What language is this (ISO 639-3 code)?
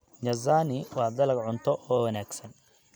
som